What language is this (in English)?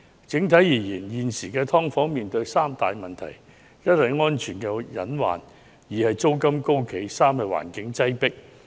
Cantonese